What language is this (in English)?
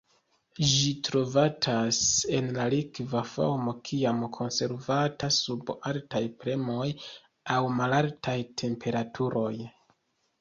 Esperanto